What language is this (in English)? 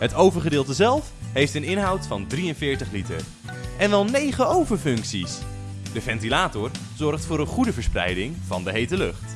Dutch